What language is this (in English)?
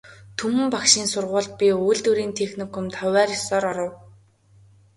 Mongolian